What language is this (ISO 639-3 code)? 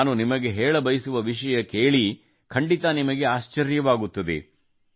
kan